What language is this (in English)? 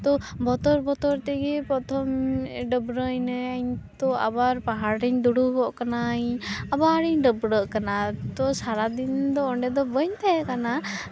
Santali